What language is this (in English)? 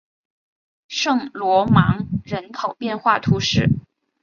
Chinese